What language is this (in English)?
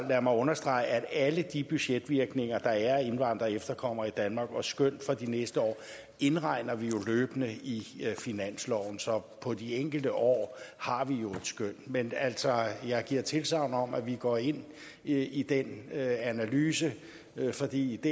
Danish